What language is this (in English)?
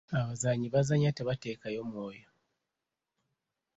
Ganda